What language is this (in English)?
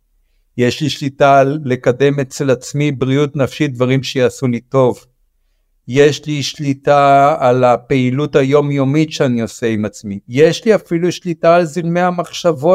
Hebrew